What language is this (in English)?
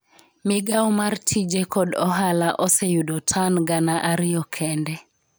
Luo (Kenya and Tanzania)